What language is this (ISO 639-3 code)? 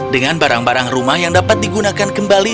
ind